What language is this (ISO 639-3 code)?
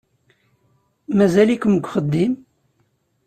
kab